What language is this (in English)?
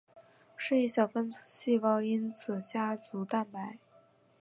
Chinese